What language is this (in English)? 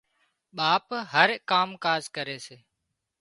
Wadiyara Koli